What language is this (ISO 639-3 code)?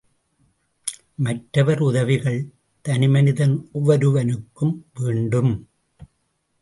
tam